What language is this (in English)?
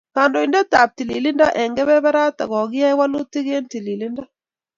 Kalenjin